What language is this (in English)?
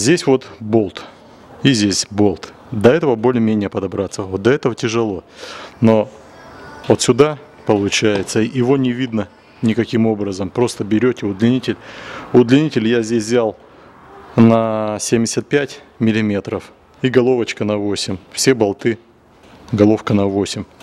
Russian